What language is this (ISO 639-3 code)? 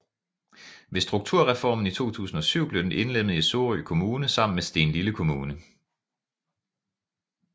dan